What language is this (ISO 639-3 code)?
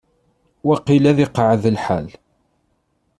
kab